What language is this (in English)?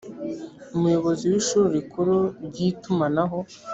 Kinyarwanda